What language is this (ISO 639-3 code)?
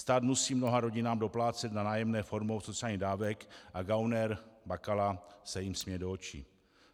ces